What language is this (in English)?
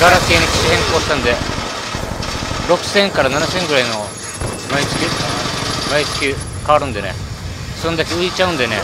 Japanese